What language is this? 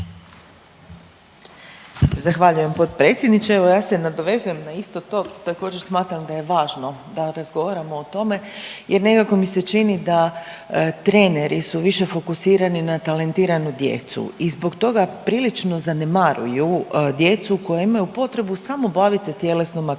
Croatian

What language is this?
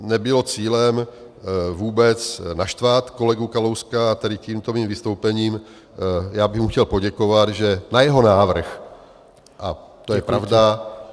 Czech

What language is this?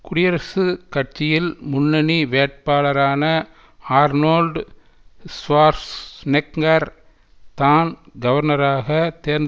Tamil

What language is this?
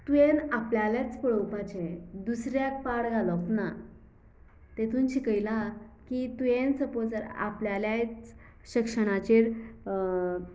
Konkani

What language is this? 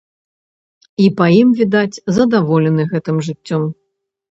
Belarusian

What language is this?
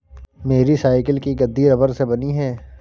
Hindi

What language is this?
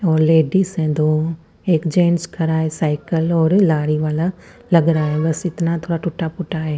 Hindi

